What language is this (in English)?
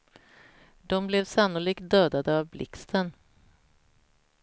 Swedish